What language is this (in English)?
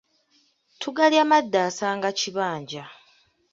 Ganda